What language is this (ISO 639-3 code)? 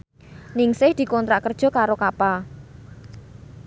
jav